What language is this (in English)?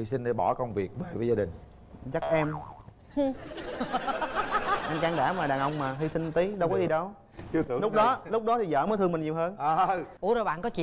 Vietnamese